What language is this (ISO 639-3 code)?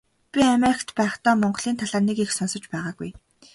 mon